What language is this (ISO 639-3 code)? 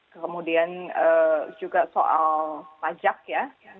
ind